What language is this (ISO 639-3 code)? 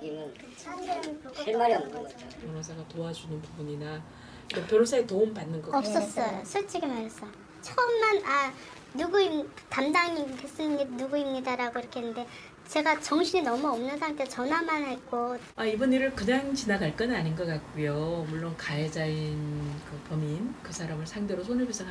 kor